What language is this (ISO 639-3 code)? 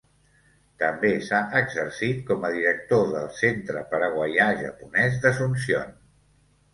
cat